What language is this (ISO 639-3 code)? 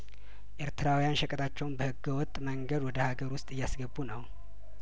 amh